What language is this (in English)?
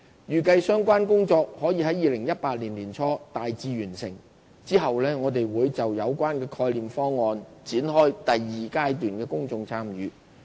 Cantonese